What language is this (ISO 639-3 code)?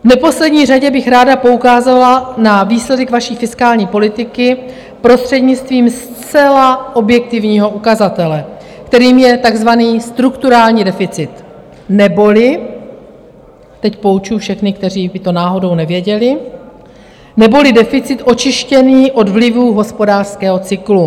ces